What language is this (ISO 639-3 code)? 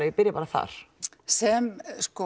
isl